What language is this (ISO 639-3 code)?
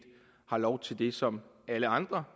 dan